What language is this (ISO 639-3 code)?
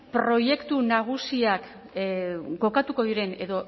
eus